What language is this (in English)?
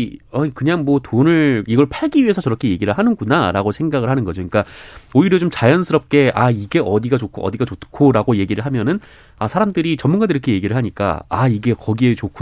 Korean